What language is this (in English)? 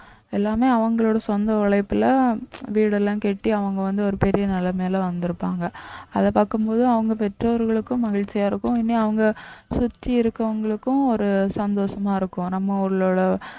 Tamil